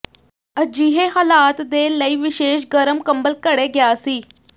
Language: Punjabi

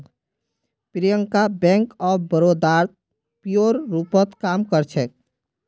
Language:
Magahi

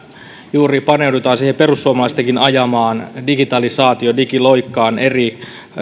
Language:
Finnish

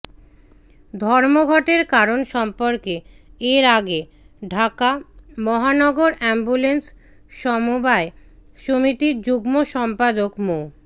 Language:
Bangla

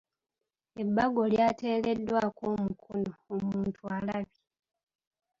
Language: Ganda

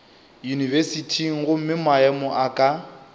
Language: Northern Sotho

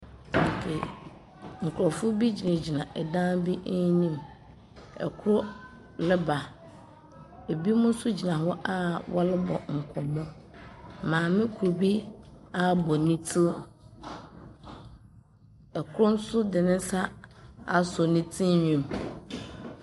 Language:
Akan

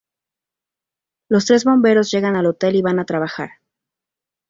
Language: Spanish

